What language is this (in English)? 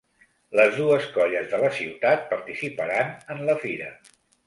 Catalan